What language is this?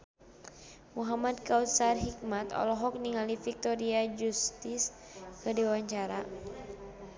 Sundanese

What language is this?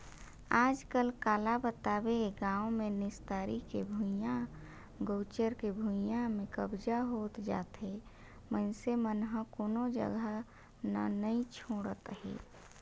Chhattisgarhi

